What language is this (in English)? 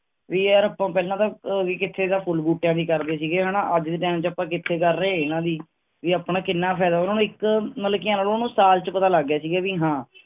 Punjabi